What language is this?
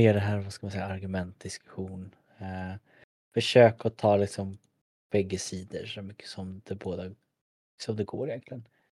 Swedish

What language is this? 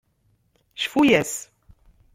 Kabyle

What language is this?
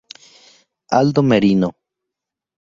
Spanish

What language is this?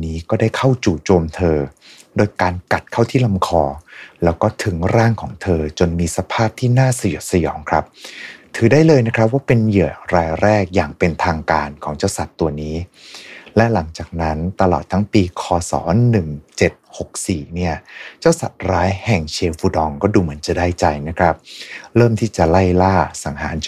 Thai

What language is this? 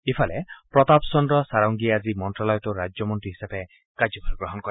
Assamese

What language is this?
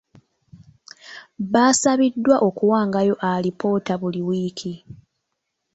Ganda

